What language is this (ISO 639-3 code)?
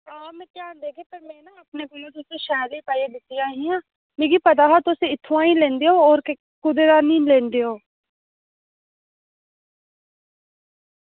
doi